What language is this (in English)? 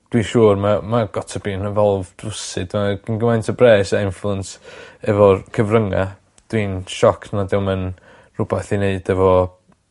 Welsh